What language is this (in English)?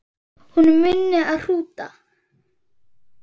Icelandic